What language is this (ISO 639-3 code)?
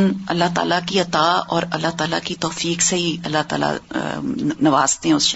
urd